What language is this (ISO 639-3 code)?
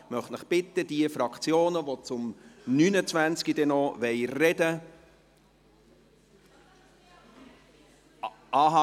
gsw